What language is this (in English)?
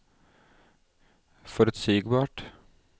Norwegian